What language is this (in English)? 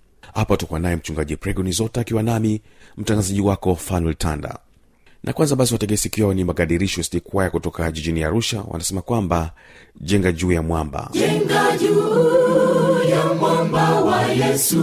Swahili